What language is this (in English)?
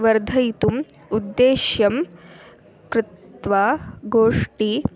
Sanskrit